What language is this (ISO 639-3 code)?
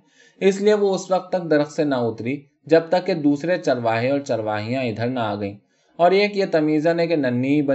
urd